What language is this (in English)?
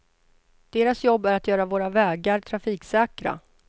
Swedish